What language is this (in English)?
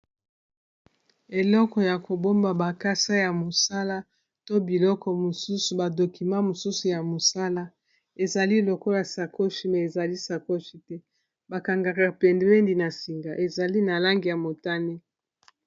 Lingala